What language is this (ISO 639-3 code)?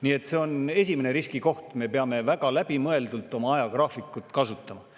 est